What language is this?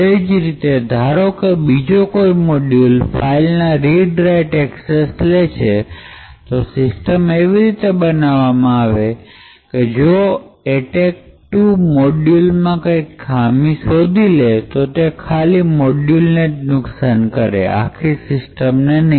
Gujarati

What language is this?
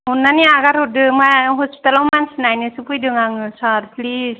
Bodo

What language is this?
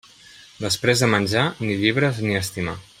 Catalan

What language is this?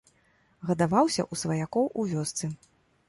Belarusian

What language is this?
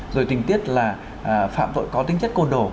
Vietnamese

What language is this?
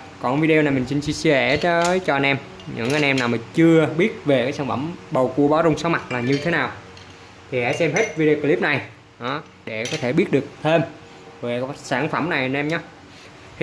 Vietnamese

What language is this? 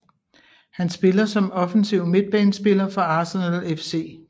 Danish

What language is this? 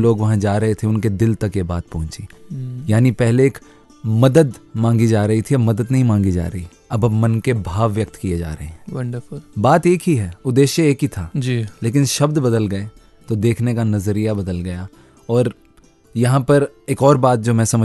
Hindi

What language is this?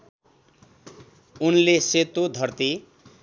Nepali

